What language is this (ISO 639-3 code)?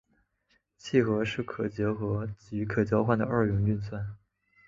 zho